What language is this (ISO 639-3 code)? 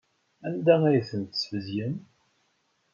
kab